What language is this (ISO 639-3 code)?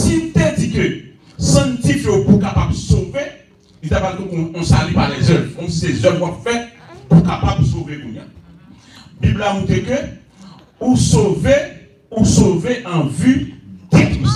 fra